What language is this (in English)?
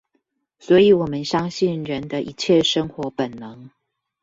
Chinese